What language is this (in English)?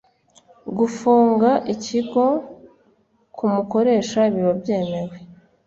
Kinyarwanda